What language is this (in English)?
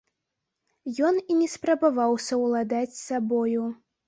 Belarusian